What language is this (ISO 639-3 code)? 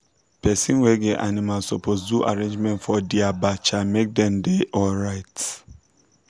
pcm